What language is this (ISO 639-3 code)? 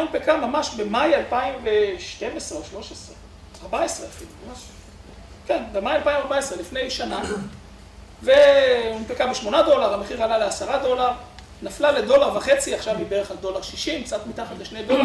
heb